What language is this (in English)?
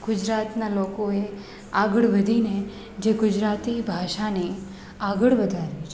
Gujarati